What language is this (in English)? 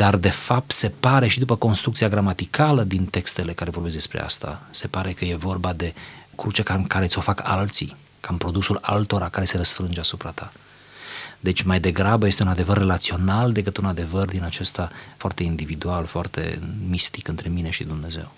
Romanian